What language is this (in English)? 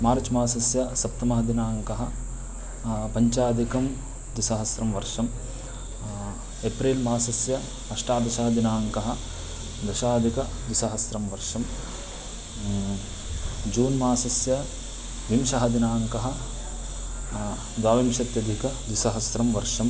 Sanskrit